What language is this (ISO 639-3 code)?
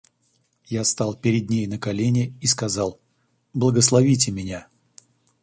rus